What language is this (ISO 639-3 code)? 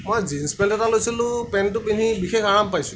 asm